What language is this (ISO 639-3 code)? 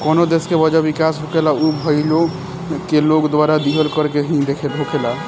bho